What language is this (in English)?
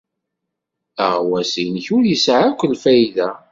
Kabyle